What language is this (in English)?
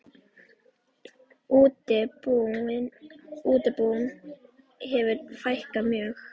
Icelandic